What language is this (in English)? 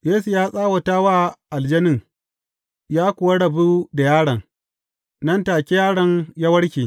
Hausa